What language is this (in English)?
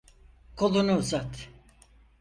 Turkish